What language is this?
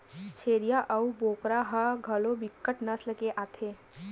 Chhattisgarhi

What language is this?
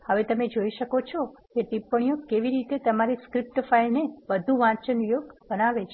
Gujarati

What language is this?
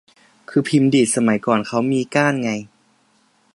Thai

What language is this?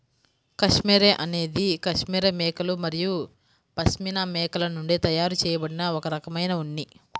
Telugu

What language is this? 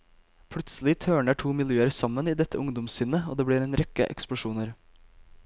Norwegian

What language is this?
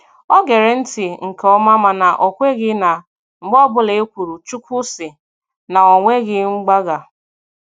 Igbo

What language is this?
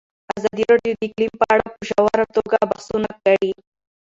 Pashto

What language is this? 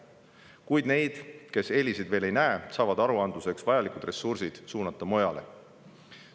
Estonian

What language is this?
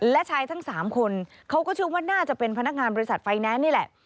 Thai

